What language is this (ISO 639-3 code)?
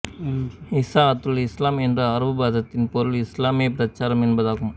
tam